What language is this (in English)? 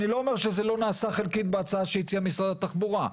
Hebrew